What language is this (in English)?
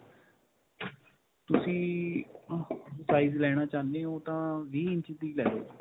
Punjabi